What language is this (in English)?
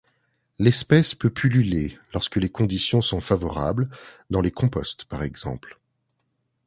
French